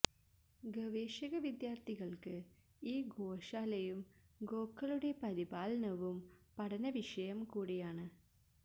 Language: Malayalam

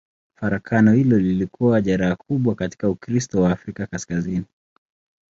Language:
Swahili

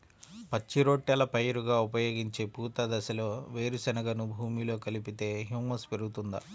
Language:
Telugu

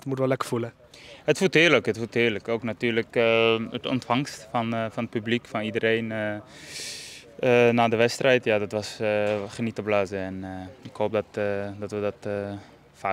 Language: Dutch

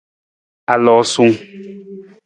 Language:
Nawdm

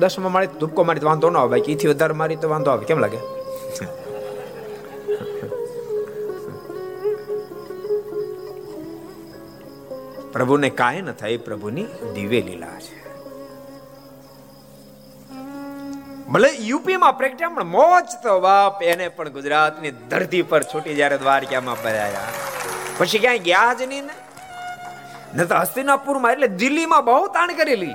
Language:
Gujarati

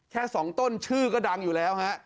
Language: Thai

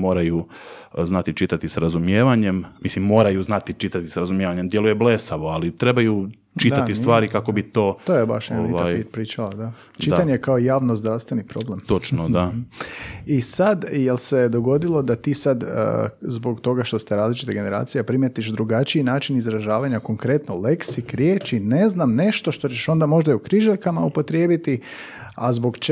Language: Croatian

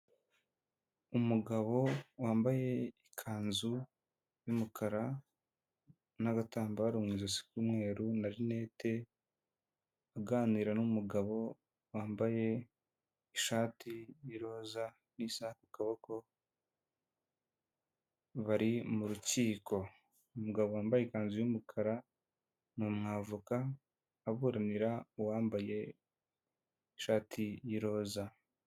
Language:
Kinyarwanda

